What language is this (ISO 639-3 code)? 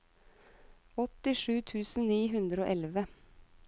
nor